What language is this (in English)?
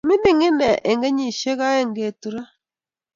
Kalenjin